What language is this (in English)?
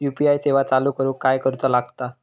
Marathi